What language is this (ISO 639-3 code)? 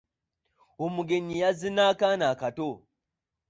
lug